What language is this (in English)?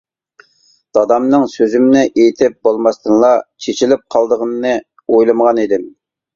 Uyghur